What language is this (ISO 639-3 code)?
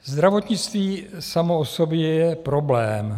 ces